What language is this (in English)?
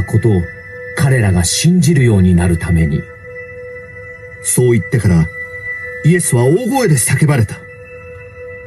Japanese